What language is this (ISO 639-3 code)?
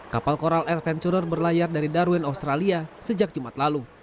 ind